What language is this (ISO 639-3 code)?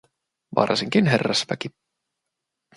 fin